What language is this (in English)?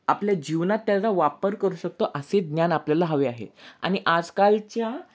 Marathi